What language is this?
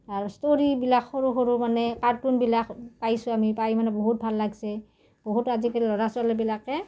Assamese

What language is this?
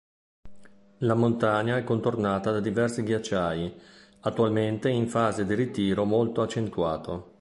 Italian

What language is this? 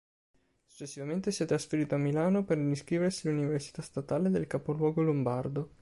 Italian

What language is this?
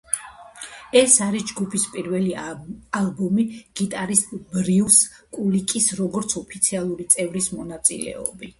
Georgian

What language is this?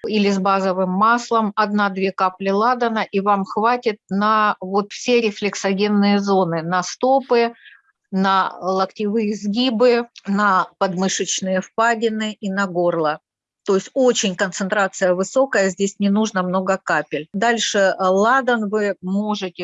Russian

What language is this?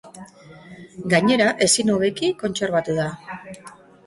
Basque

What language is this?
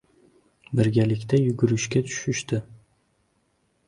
Uzbek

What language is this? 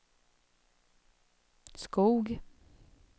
Swedish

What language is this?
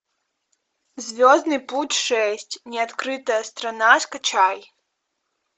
Russian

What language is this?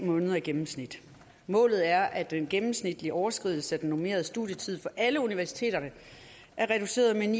Danish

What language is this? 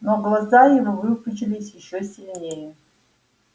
Russian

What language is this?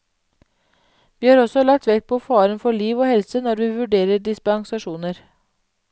Norwegian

